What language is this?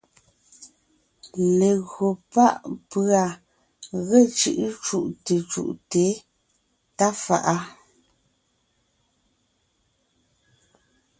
Ngiemboon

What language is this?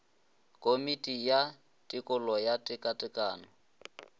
Northern Sotho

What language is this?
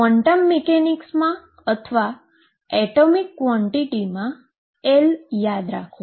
Gujarati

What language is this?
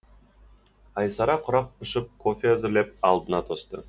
Kazakh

